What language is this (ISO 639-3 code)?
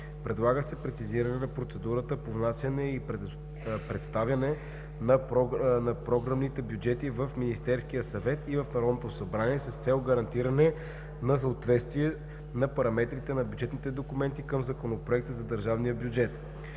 bul